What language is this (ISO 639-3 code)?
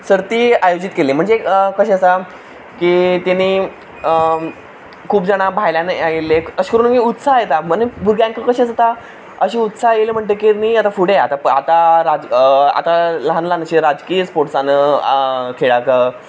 kok